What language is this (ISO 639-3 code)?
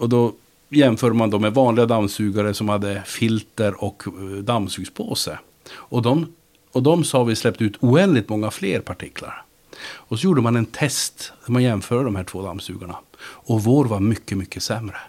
swe